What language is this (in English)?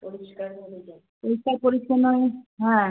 Bangla